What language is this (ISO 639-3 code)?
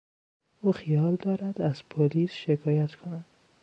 fas